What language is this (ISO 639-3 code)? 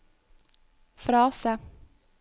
nor